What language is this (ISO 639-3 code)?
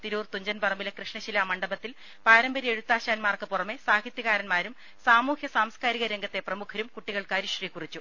mal